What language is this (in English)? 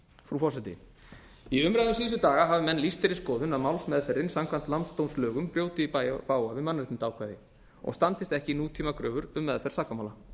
Icelandic